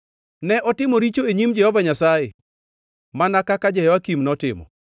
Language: Luo (Kenya and Tanzania)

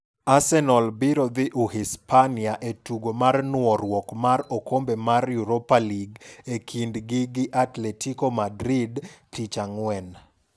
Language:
Luo (Kenya and Tanzania)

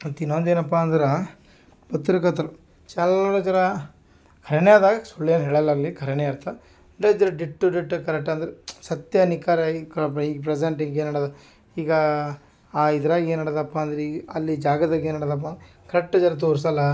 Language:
Kannada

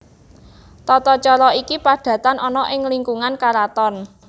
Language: Javanese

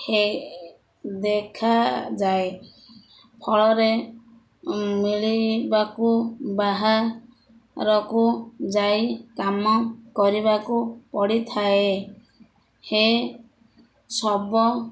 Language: Odia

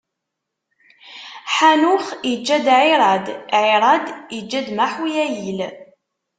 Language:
Kabyle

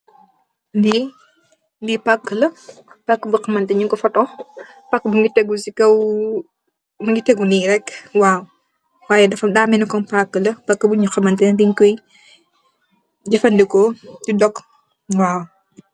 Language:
Wolof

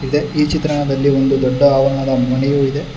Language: Kannada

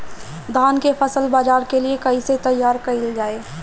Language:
Bhojpuri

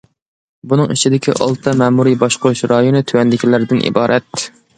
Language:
Uyghur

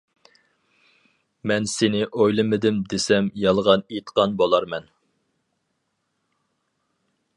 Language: Uyghur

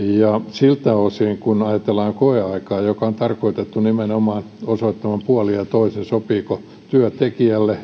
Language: Finnish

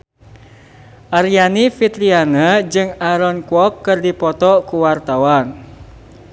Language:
Sundanese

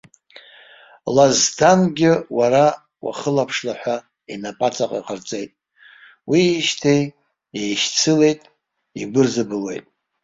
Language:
Abkhazian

